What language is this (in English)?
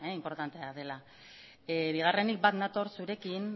Basque